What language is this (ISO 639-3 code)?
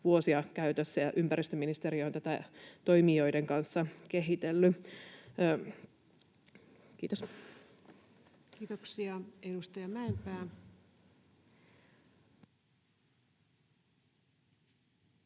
fin